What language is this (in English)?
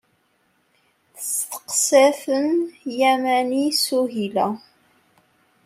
Kabyle